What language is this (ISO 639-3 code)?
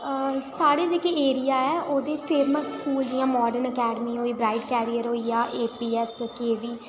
doi